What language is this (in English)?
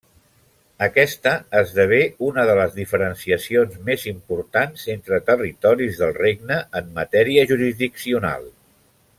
Catalan